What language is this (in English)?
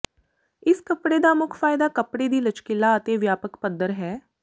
Punjabi